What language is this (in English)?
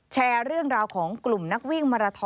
Thai